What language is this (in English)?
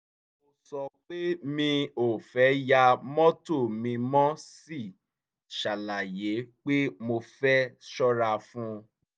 Yoruba